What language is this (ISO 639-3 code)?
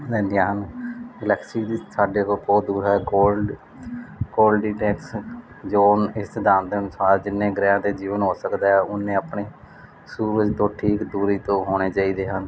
pan